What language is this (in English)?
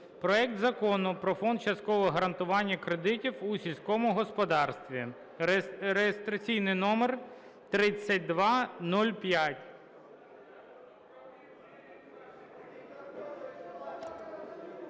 Ukrainian